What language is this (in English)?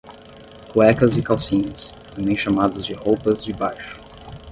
Portuguese